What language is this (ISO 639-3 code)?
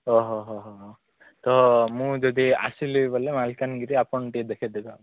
ori